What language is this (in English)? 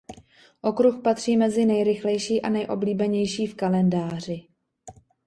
Czech